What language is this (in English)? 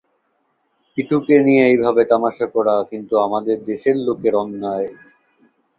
Bangla